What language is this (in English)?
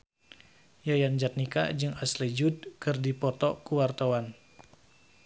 Sundanese